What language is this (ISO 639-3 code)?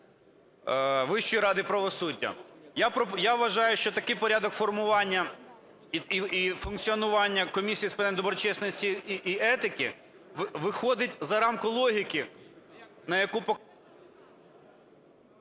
ukr